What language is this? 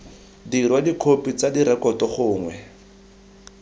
Tswana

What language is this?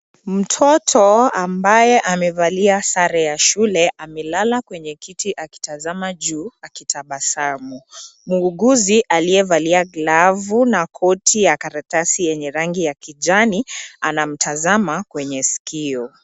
Swahili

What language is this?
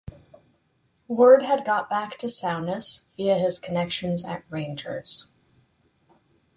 English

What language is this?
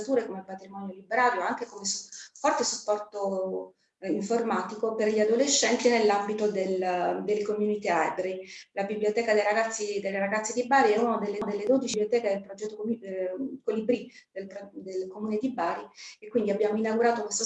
Italian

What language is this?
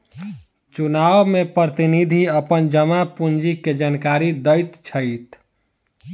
Maithili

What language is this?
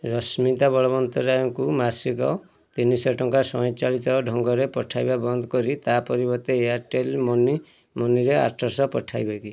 Odia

